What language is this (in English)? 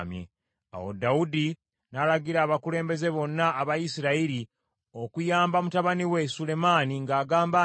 Ganda